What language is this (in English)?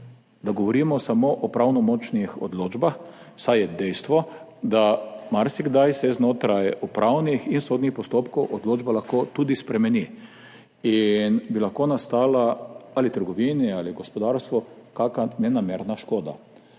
Slovenian